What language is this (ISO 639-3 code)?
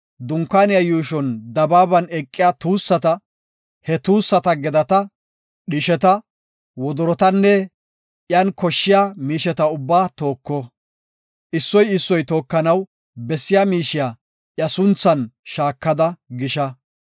gof